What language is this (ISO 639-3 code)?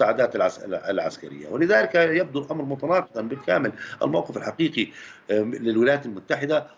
ara